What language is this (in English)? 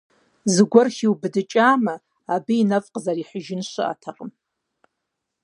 Kabardian